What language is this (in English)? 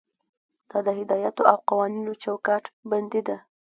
Pashto